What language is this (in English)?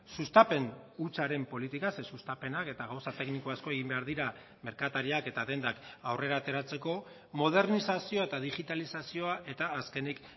Basque